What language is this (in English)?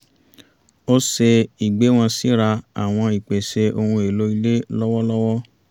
Yoruba